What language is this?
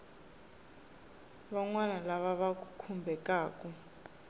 Tsonga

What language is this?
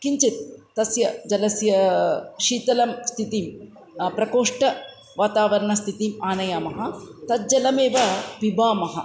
Sanskrit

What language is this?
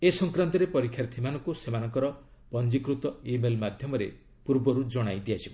Odia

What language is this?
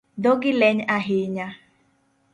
Luo (Kenya and Tanzania)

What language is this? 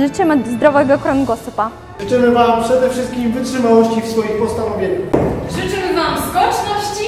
Polish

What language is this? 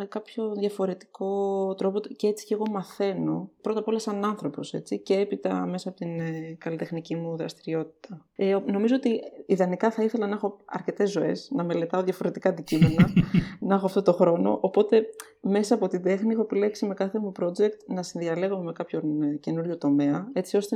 Greek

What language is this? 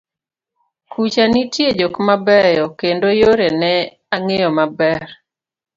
Luo (Kenya and Tanzania)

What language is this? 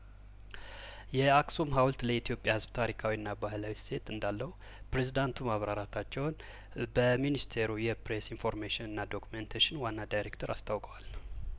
Amharic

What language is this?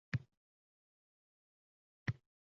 Uzbek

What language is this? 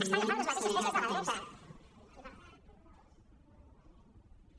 Catalan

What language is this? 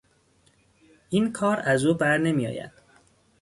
Persian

